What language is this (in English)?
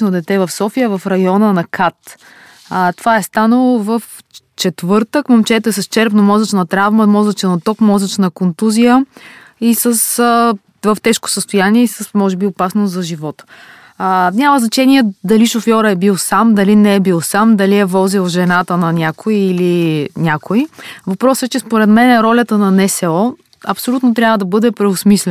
Bulgarian